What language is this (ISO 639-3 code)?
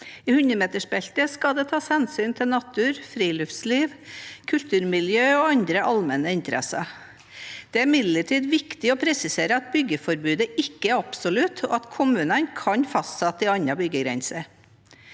nor